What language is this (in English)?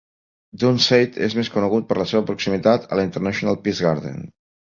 Catalan